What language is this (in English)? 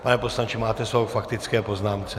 Czech